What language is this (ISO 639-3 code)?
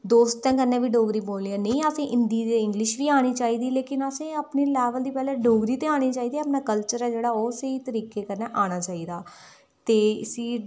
doi